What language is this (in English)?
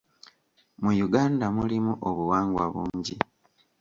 Ganda